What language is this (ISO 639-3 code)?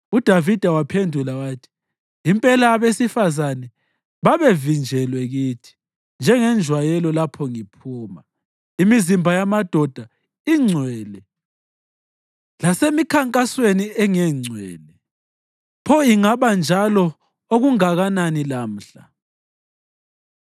nde